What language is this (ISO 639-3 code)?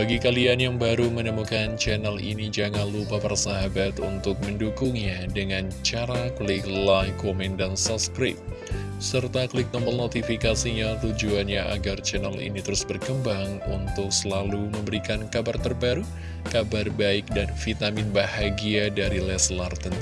ind